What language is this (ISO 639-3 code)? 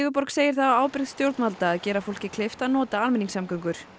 isl